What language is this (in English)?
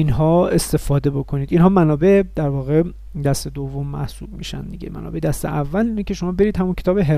Persian